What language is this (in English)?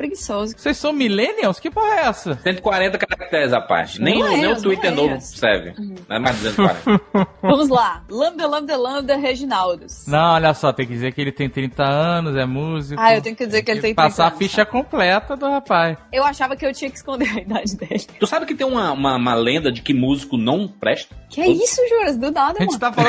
Portuguese